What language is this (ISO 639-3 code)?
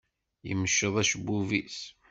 kab